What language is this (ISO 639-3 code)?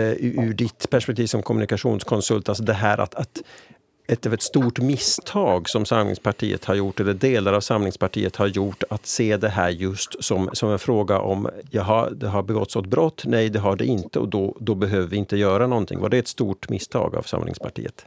swe